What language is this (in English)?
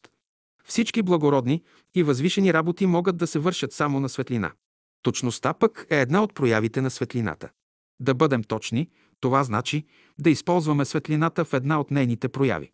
Bulgarian